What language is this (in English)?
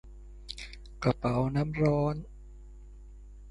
Thai